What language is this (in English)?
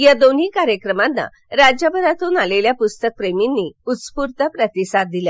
Marathi